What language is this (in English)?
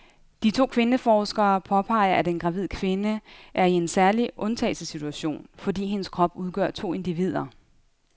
Danish